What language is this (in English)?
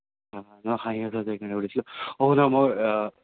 Assamese